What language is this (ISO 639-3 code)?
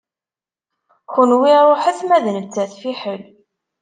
kab